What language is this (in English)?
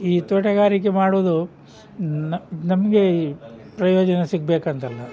Kannada